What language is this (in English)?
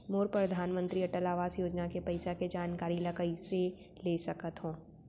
Chhattisgarhi